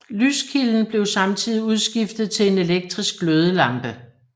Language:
Danish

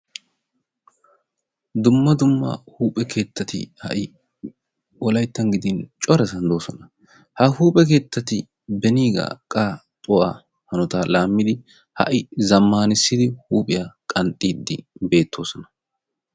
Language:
Wolaytta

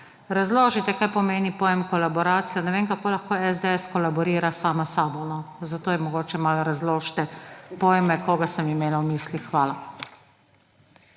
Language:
Slovenian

